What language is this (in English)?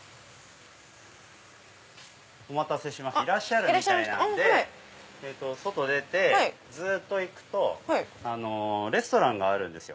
Japanese